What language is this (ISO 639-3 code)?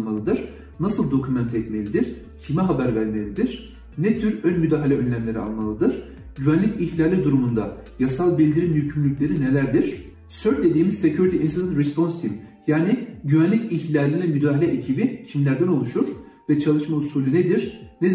tur